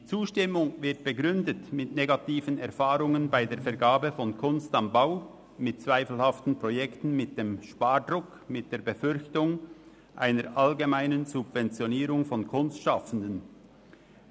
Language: Swiss German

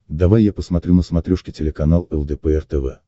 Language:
Russian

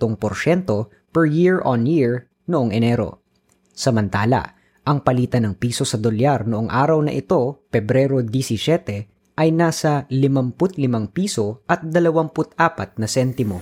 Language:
Filipino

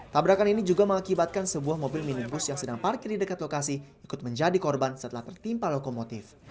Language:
Indonesian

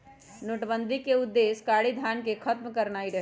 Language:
Magahi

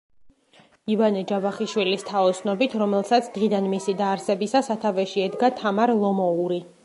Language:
Georgian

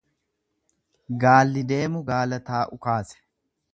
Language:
Oromo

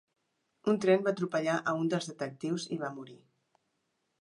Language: Catalan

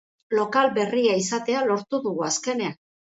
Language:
Basque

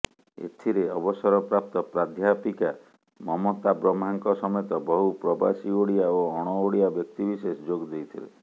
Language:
Odia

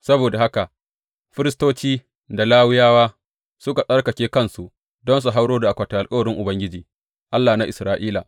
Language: Hausa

